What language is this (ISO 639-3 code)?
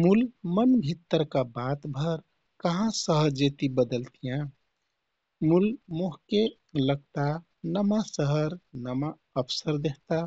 tkt